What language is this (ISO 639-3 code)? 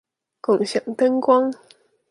zho